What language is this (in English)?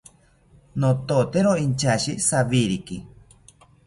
South Ucayali Ashéninka